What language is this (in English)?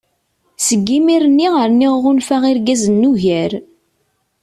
Kabyle